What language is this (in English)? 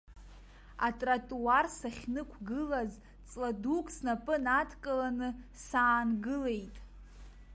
Abkhazian